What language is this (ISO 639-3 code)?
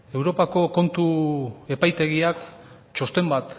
eus